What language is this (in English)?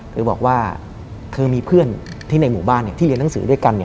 Thai